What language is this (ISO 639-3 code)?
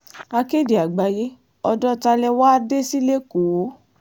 yor